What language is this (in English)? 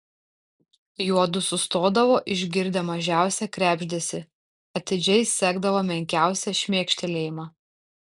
Lithuanian